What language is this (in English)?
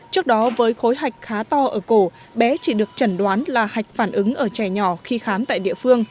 Vietnamese